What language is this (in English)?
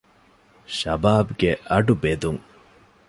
Divehi